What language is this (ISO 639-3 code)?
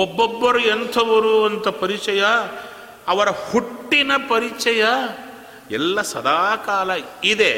kan